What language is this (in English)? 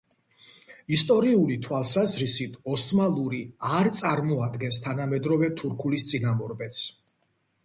Georgian